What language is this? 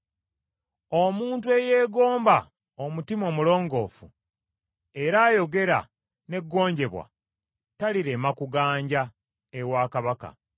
Ganda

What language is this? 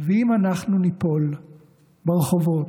Hebrew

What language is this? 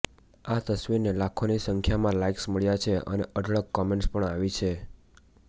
Gujarati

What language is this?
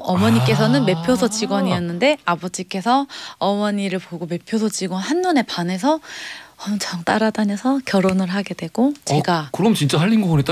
Korean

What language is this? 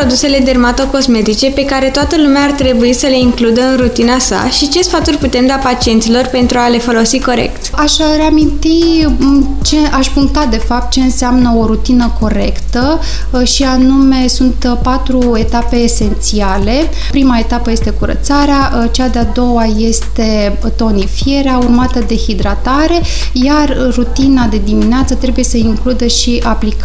Romanian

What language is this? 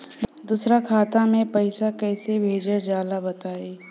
Bhojpuri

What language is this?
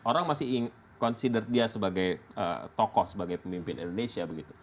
Indonesian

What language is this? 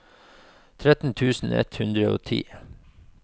Norwegian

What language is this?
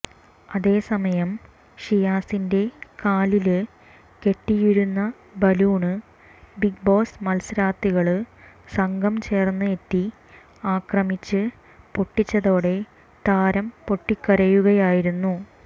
Malayalam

